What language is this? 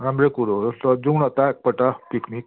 Nepali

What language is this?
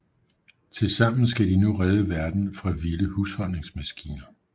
Danish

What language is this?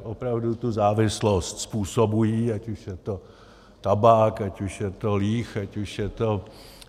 Czech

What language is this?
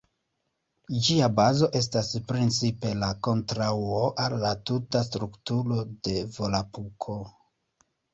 Esperanto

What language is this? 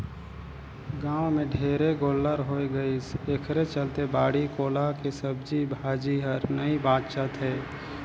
Chhattisgarhi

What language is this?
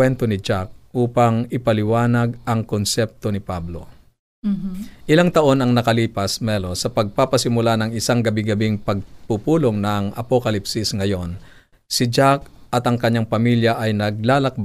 Filipino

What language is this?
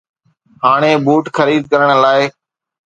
Sindhi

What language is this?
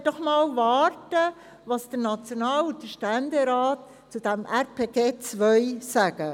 Swiss German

